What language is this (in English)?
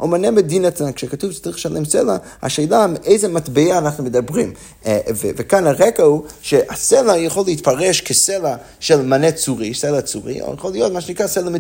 Hebrew